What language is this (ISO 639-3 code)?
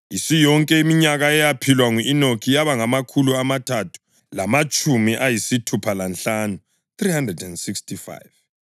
nde